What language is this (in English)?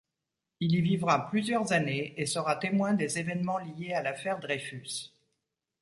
French